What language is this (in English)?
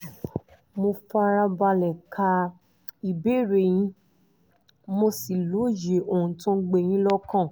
Yoruba